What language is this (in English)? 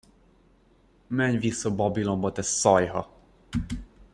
Hungarian